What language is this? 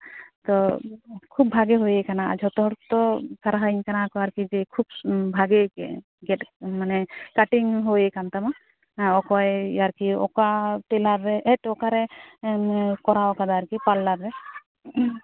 Santali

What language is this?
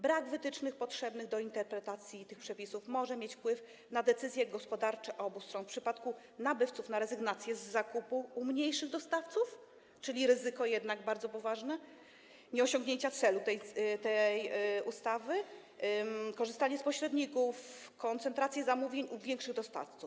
Polish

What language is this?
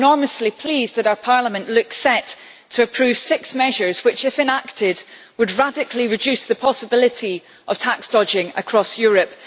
English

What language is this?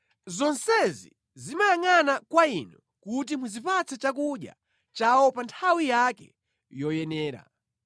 Nyanja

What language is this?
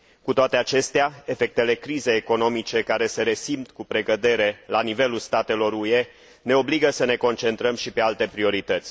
Romanian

